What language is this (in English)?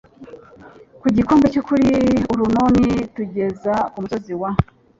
Kinyarwanda